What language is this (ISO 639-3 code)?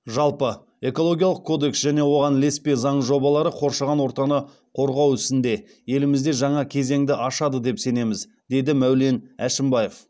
kaz